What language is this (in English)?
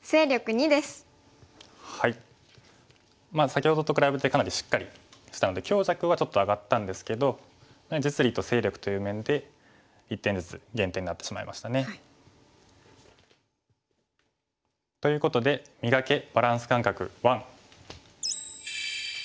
Japanese